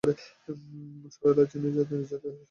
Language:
Bangla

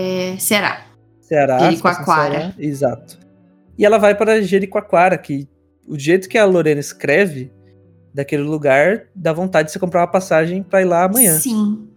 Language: Portuguese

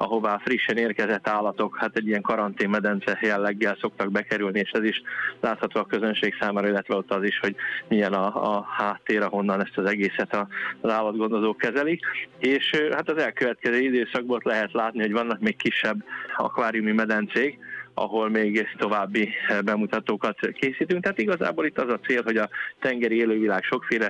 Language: Hungarian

